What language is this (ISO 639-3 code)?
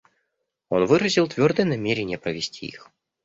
rus